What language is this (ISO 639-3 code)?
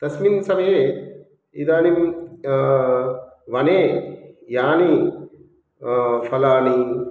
san